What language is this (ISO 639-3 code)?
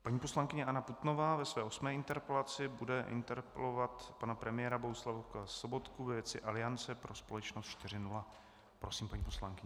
ces